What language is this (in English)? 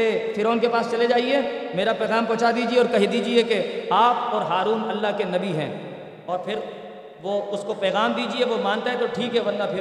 Urdu